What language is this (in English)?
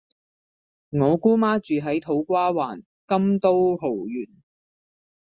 Cantonese